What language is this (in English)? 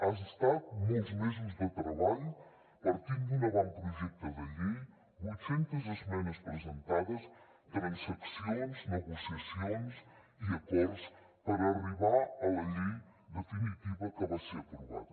Catalan